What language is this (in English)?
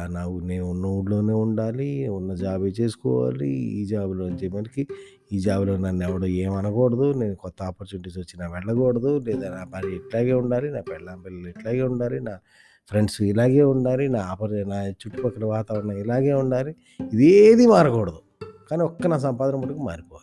Telugu